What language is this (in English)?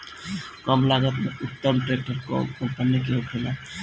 Bhojpuri